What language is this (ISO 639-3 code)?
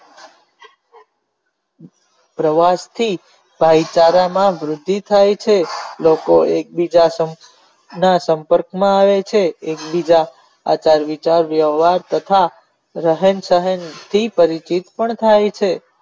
guj